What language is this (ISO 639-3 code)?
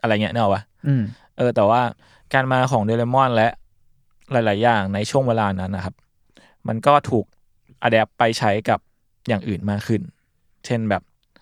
tha